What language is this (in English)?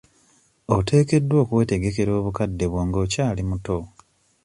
Ganda